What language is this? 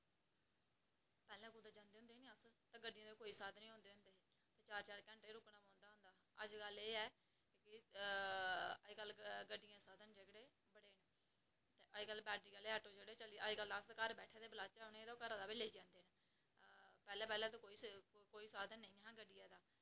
Dogri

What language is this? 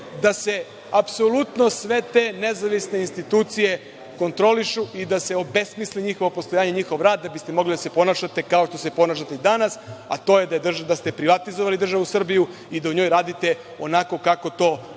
Serbian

